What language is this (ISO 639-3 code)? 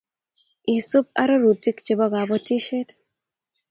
kln